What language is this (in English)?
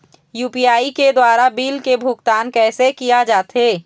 Chhattisgarhi